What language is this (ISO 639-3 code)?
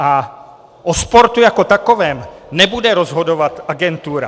ces